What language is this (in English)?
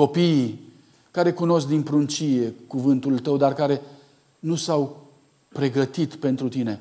Romanian